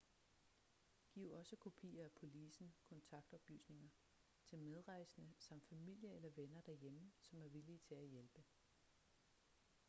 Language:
Danish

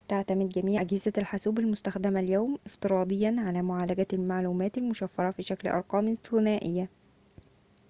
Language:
Arabic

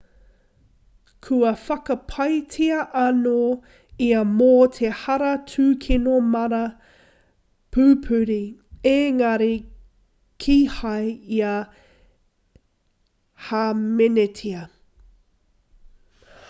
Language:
Māori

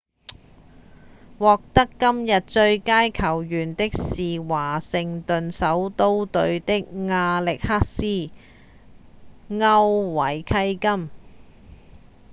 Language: Cantonese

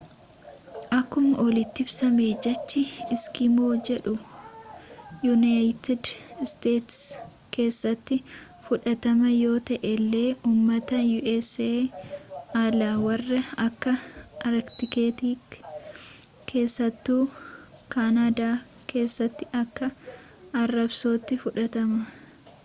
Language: Oromo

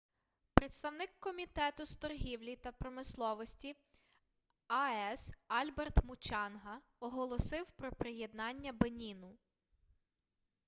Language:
Ukrainian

